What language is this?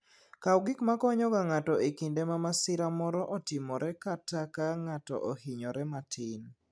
Luo (Kenya and Tanzania)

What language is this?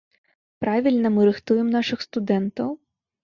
Belarusian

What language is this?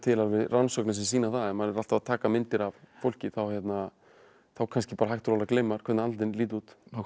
Icelandic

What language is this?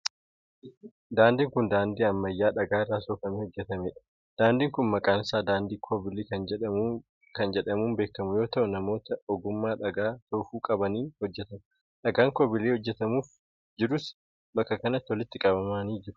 Oromo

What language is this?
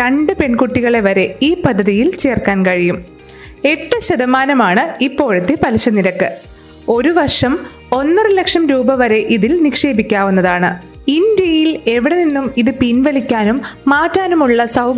Malayalam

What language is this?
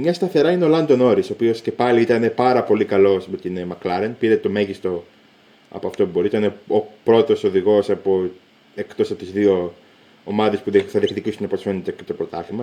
Greek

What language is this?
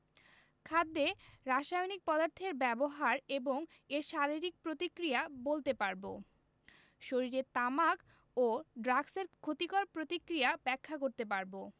Bangla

